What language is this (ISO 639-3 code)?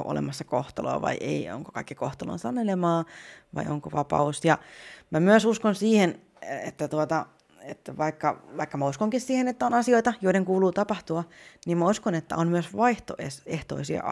fin